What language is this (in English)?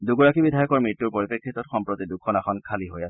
Assamese